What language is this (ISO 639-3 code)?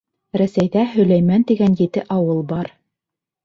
bak